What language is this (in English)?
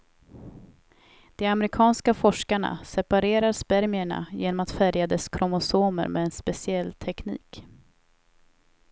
Swedish